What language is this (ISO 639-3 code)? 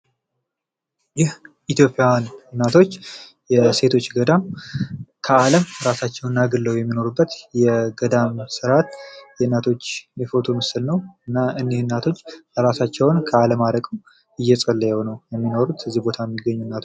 amh